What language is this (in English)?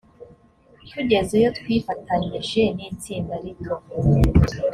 Kinyarwanda